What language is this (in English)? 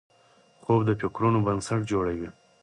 Pashto